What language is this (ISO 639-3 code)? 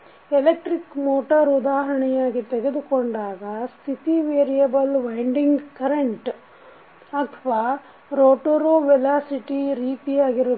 kan